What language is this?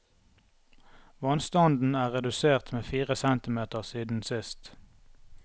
Norwegian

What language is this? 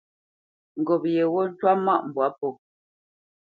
Bamenyam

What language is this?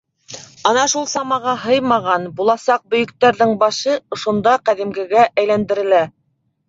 Bashkir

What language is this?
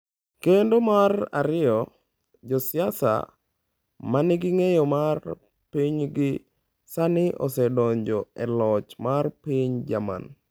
Luo (Kenya and Tanzania)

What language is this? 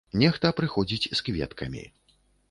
Belarusian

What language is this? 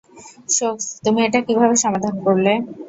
Bangla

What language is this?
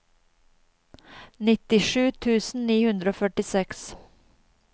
Norwegian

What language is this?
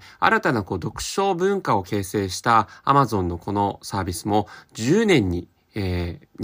Japanese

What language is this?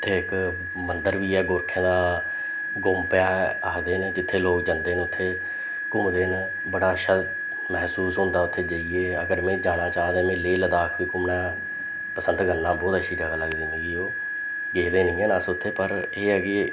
Dogri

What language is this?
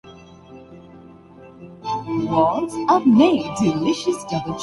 Urdu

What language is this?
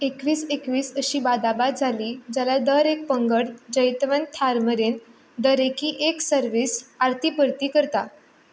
Konkani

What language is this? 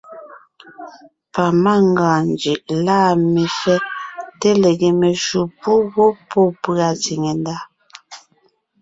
Ngiemboon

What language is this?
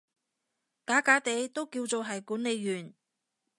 Cantonese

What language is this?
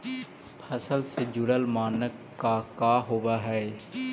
Magahi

